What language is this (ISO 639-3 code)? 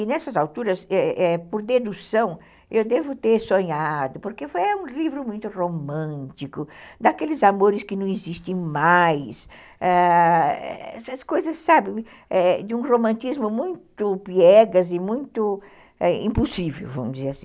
por